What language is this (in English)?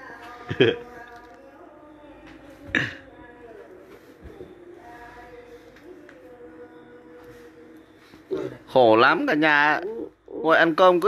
Vietnamese